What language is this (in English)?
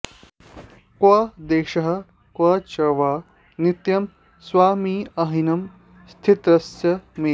Sanskrit